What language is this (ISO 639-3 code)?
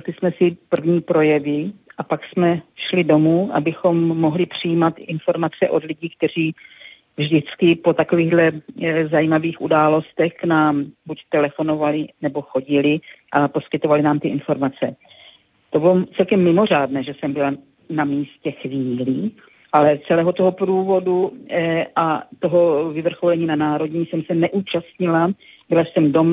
ces